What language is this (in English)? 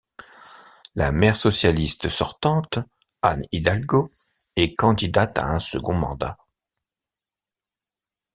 French